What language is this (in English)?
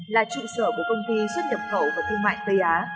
Vietnamese